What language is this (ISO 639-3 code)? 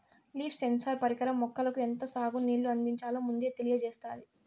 tel